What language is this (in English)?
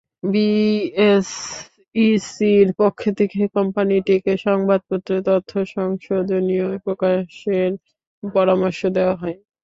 Bangla